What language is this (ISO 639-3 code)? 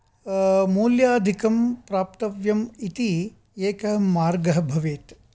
san